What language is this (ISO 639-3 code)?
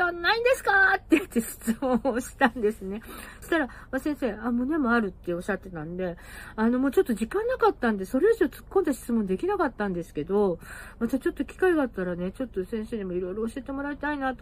jpn